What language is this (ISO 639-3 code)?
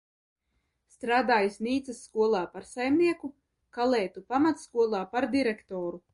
lav